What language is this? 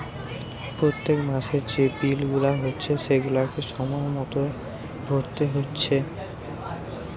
Bangla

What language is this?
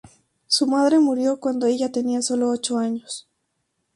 Spanish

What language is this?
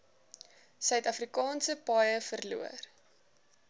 Afrikaans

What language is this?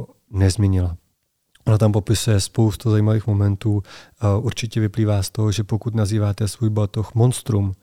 Czech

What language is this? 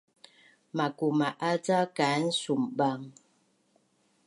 Bunun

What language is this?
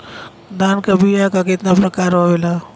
Bhojpuri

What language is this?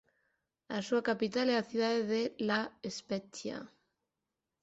Galician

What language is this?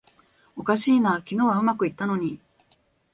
Japanese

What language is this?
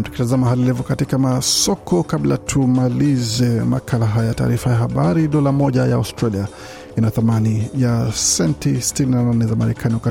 Swahili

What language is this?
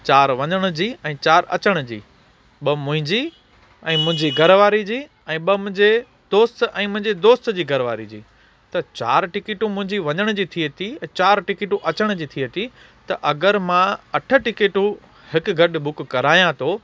Sindhi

